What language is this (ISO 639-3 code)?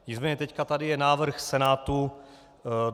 ces